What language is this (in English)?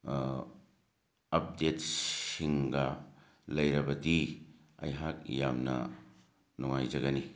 Manipuri